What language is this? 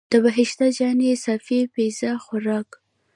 Pashto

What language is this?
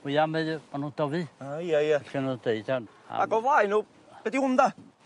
Welsh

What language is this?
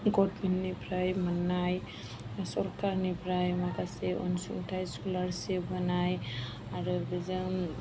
Bodo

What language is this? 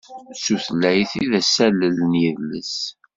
Kabyle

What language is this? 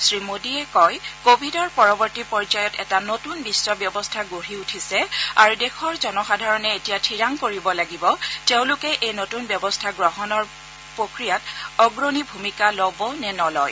Assamese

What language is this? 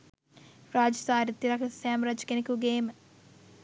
Sinhala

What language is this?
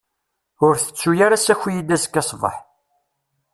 Kabyle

